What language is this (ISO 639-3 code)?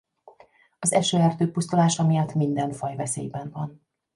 hun